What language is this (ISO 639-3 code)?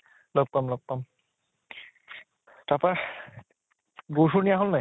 asm